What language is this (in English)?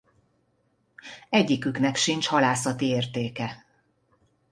Hungarian